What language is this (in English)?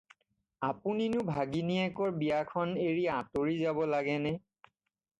Assamese